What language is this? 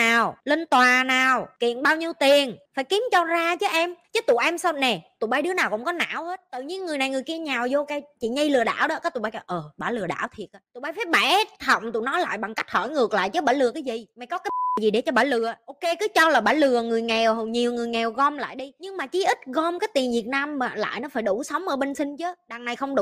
Vietnamese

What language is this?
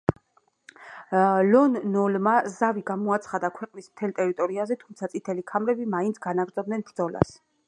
Georgian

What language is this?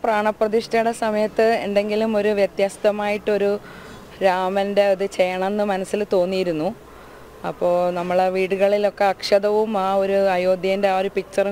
Malayalam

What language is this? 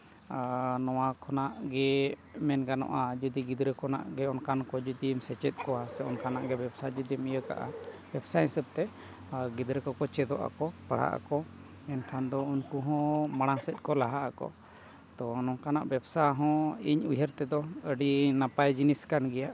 Santali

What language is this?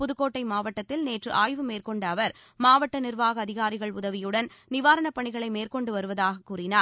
Tamil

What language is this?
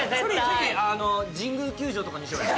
Japanese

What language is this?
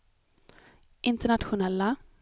Swedish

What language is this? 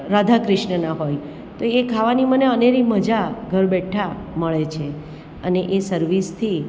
Gujarati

